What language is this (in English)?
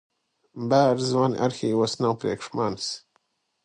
Latvian